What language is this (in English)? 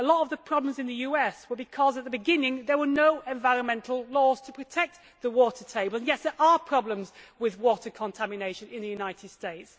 English